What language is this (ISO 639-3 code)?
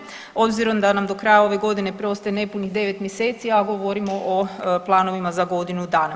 hrv